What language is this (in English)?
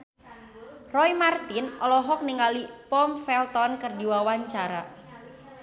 Sundanese